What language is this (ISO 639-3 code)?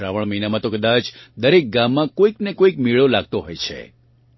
guj